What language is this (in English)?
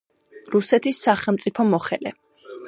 Georgian